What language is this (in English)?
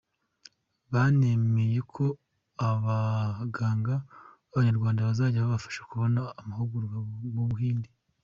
Kinyarwanda